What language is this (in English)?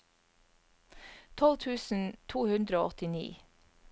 Norwegian